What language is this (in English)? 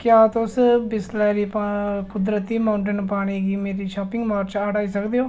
Dogri